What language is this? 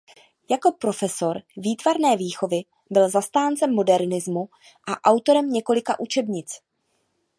Czech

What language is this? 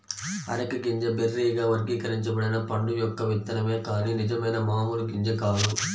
Telugu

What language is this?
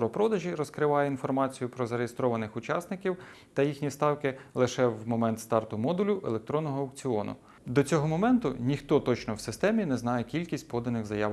Ukrainian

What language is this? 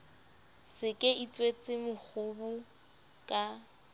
Southern Sotho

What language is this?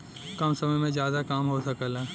Bhojpuri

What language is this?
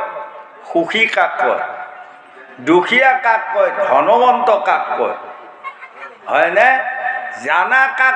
Bangla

